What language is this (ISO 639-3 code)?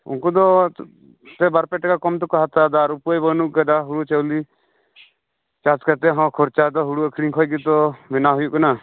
sat